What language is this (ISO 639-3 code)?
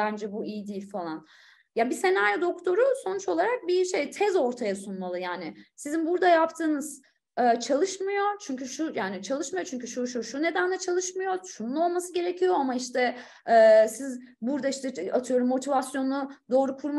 tur